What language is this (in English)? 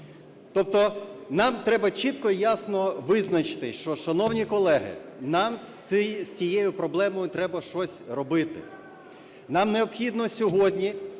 Ukrainian